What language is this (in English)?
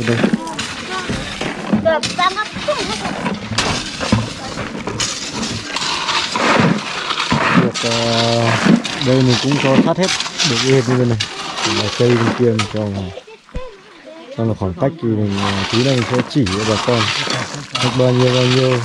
Vietnamese